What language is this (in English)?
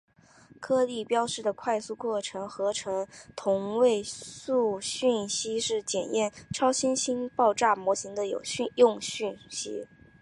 Chinese